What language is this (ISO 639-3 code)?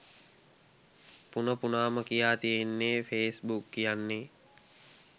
sin